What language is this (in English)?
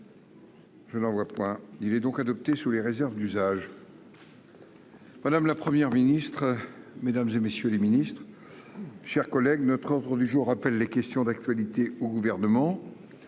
French